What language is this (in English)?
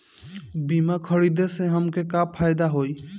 Bhojpuri